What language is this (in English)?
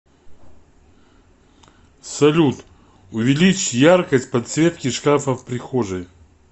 Russian